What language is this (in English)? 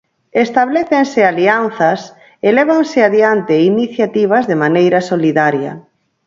Galician